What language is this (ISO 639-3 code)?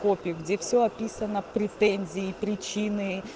rus